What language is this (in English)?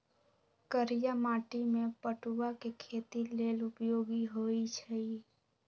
Magahi